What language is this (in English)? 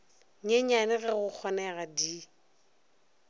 Northern Sotho